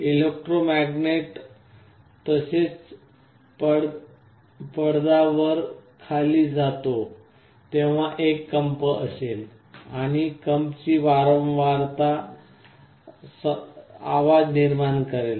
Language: Marathi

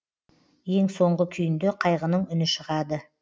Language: Kazakh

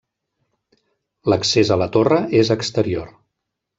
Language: Catalan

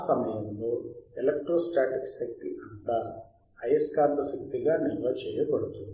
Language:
Telugu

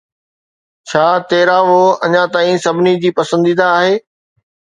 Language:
Sindhi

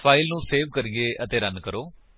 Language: Punjabi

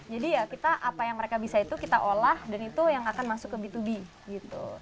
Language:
Indonesian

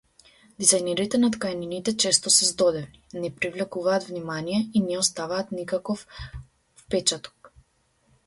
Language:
Macedonian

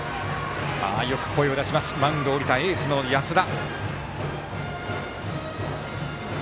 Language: Japanese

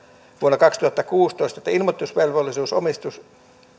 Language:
Finnish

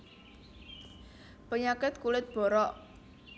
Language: Javanese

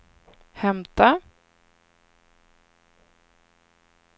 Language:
Swedish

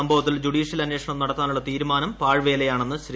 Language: Malayalam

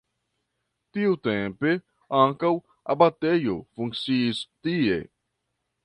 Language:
Esperanto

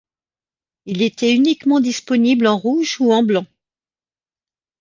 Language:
French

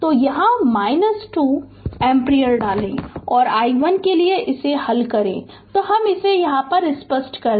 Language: Hindi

